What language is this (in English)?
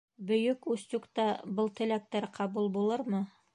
Bashkir